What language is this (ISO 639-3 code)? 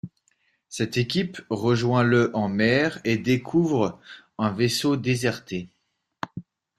fra